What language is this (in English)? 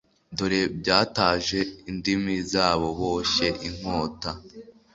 Kinyarwanda